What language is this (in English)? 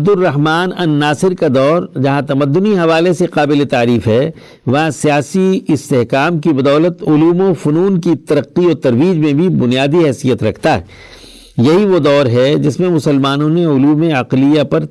Urdu